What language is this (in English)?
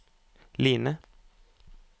Norwegian